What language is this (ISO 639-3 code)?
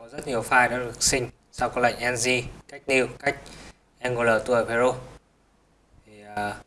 vie